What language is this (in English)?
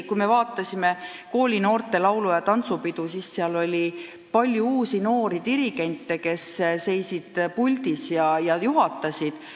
Estonian